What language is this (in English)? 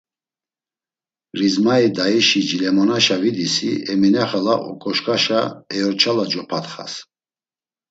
Laz